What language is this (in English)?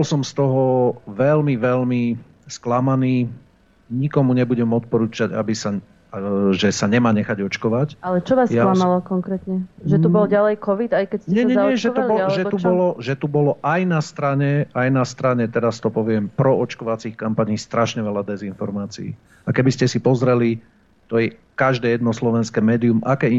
Slovak